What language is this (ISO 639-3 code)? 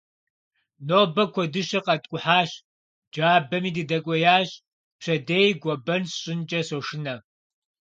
kbd